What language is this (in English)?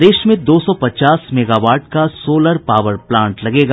Hindi